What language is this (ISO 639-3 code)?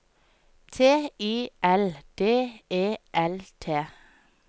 nor